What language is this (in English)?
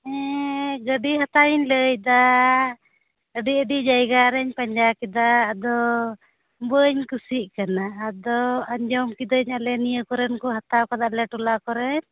Santali